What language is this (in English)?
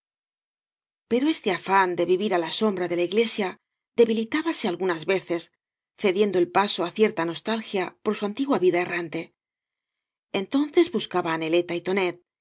Spanish